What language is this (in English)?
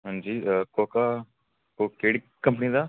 Dogri